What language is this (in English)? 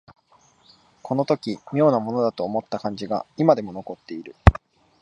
Japanese